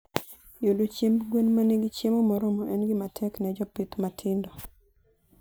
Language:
Luo (Kenya and Tanzania)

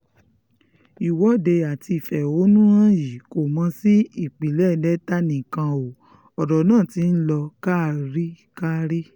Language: Yoruba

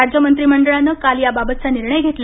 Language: Marathi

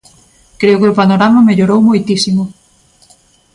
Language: Galician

